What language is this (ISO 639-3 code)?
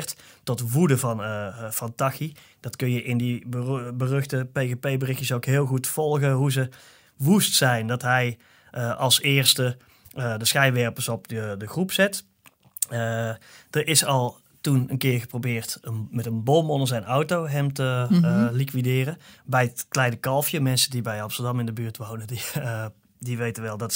nld